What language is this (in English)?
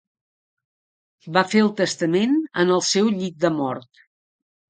Catalan